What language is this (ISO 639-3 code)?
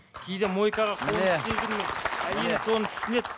kaz